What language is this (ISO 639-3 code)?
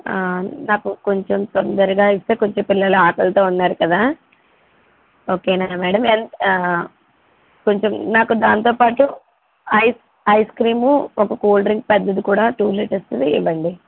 tel